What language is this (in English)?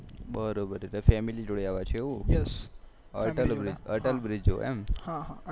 Gujarati